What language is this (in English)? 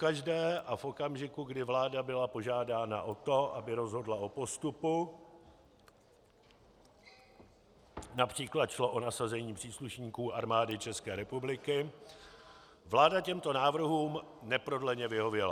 Czech